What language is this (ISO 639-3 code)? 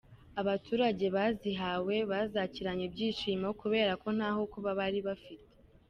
kin